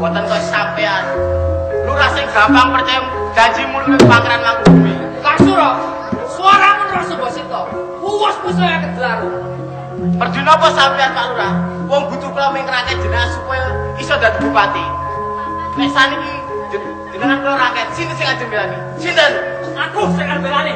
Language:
Indonesian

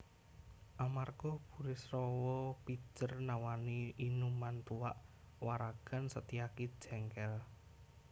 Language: Javanese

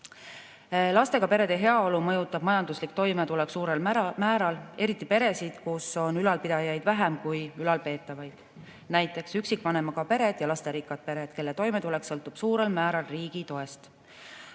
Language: Estonian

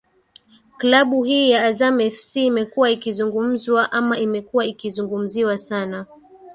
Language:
Swahili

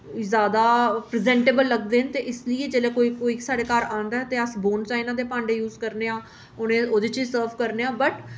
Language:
Dogri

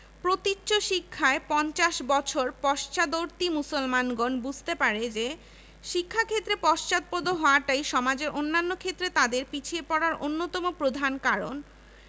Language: Bangla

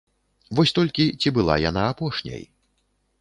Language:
Belarusian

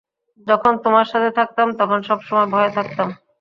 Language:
Bangla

